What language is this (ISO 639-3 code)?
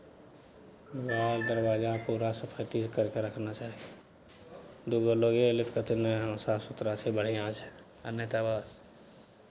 mai